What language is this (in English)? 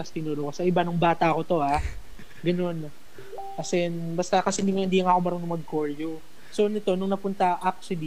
Filipino